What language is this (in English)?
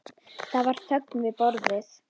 Icelandic